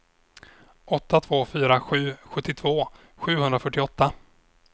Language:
Swedish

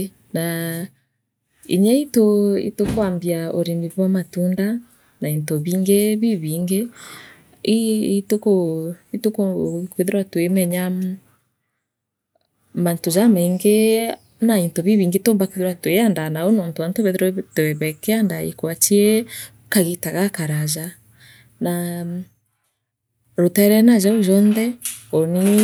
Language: Meru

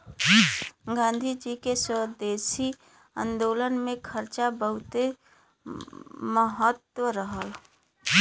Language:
Bhojpuri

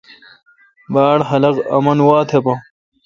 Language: Kalkoti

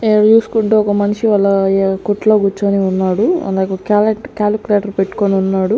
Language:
Telugu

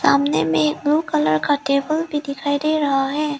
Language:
Hindi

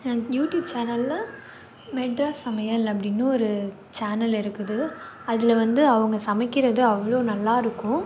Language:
Tamil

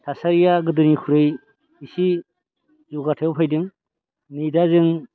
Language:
Bodo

